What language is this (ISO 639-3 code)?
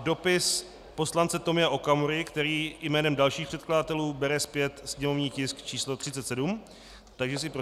ces